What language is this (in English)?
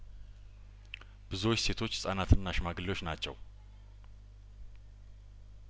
Amharic